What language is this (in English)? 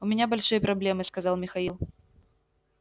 Russian